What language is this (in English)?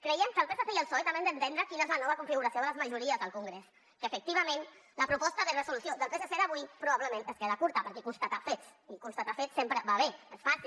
Catalan